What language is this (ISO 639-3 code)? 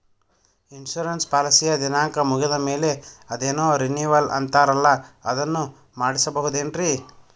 kan